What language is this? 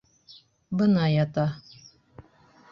Bashkir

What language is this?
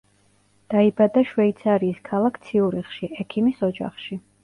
Georgian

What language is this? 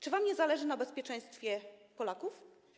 Polish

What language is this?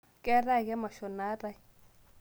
Masai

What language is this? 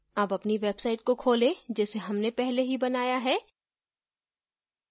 Hindi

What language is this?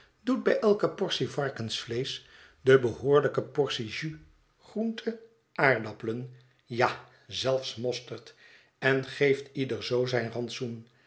Dutch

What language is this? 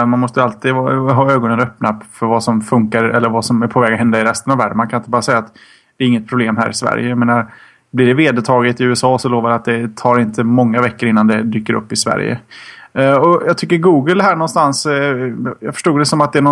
Swedish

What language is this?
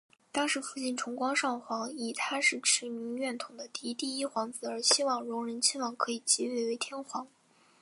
Chinese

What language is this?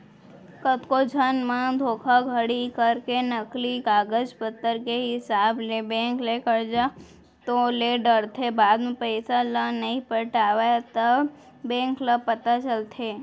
Chhattisgarhi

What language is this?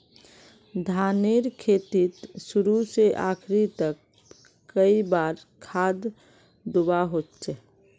Magahi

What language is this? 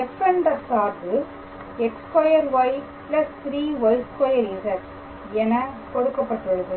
Tamil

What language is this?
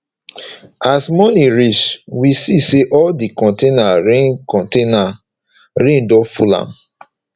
Nigerian Pidgin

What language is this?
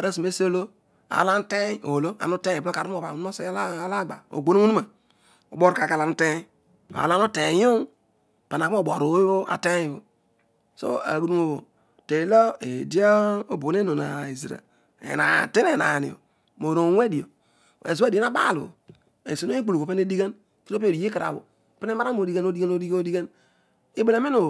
Odual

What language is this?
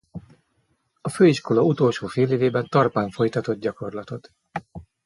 Hungarian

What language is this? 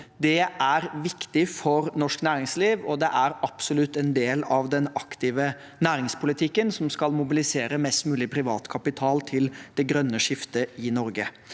Norwegian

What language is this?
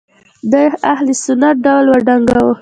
Pashto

